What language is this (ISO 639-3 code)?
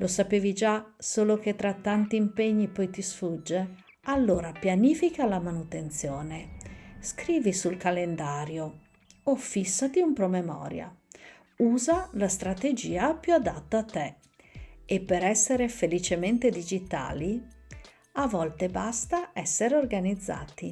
ita